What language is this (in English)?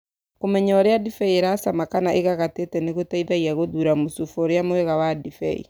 Kikuyu